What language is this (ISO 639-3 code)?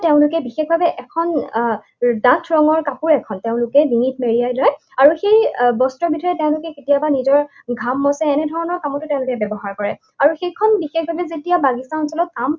asm